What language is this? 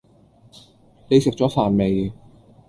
Cantonese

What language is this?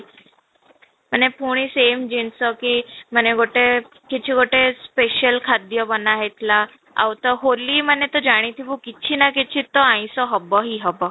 Odia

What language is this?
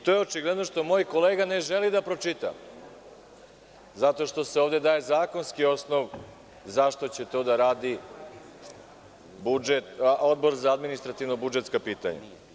Serbian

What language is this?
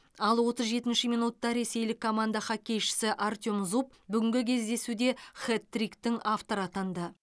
Kazakh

